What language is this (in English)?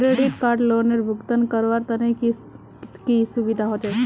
Magahi